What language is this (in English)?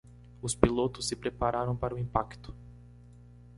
Portuguese